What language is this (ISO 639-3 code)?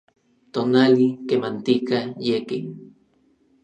nlv